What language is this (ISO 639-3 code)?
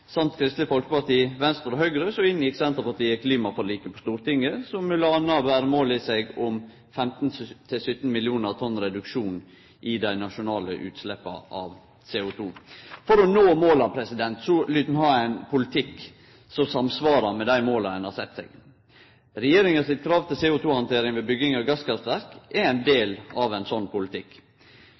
nno